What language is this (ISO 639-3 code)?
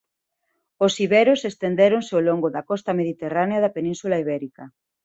glg